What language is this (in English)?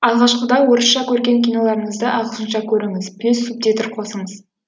Kazakh